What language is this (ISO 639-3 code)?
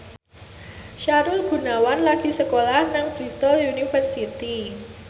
jav